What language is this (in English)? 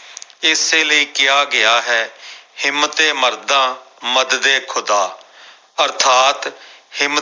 Punjabi